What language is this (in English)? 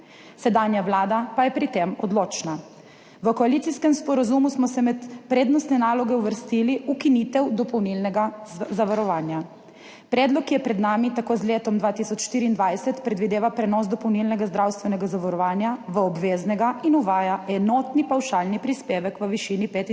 Slovenian